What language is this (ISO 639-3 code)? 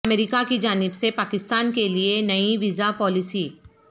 urd